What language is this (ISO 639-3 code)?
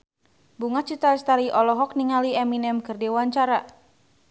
sun